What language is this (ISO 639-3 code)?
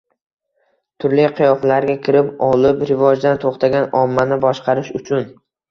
uzb